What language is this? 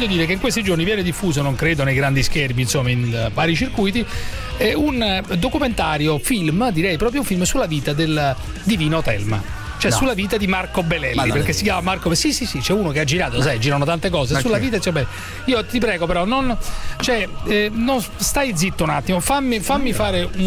Italian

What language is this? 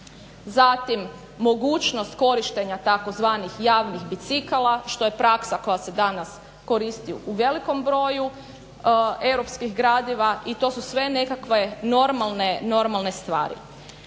Croatian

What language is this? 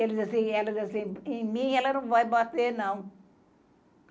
Portuguese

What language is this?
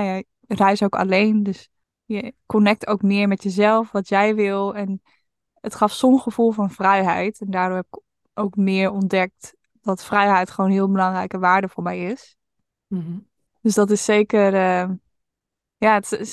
Dutch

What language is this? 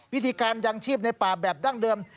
Thai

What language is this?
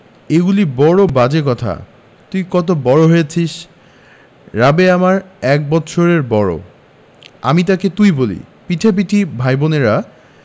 Bangla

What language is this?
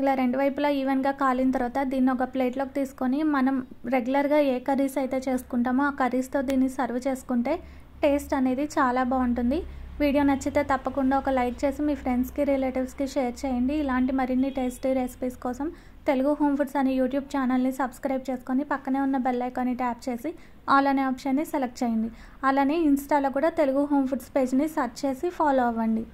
Telugu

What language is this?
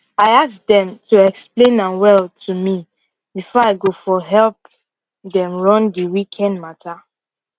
Nigerian Pidgin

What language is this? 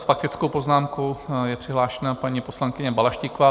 Czech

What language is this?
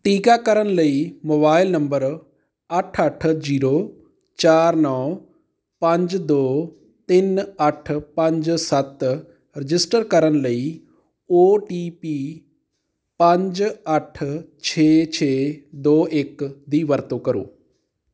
Punjabi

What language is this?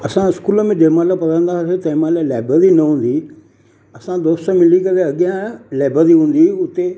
Sindhi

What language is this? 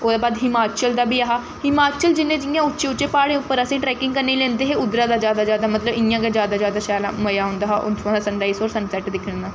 Dogri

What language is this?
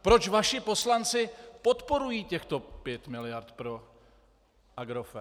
Czech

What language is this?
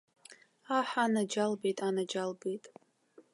Abkhazian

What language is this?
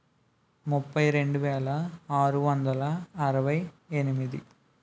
Telugu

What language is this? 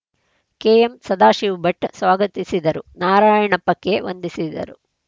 Kannada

